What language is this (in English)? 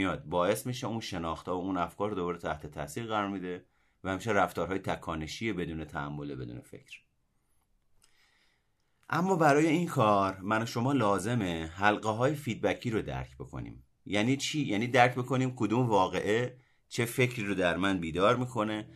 Persian